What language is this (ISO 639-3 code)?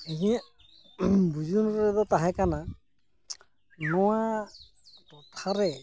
sat